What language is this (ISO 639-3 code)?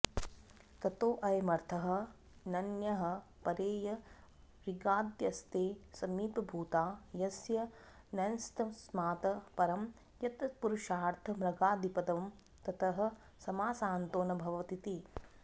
san